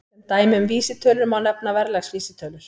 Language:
Icelandic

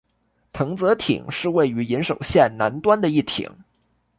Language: Chinese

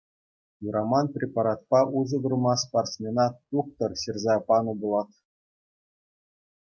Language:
Chuvash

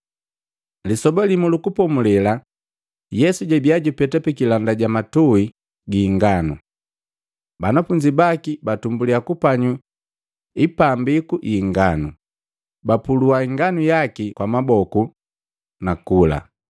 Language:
Matengo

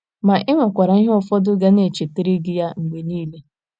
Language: Igbo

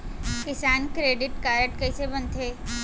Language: Chhattisgarhi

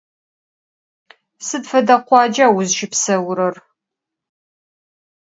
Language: Adyghe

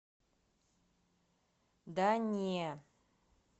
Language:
Russian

